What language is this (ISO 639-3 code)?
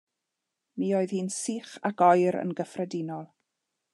cym